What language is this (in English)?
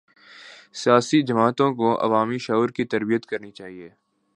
Urdu